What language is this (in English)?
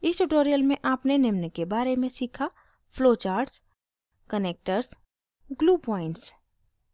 Hindi